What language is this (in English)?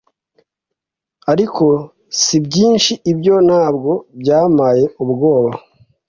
Kinyarwanda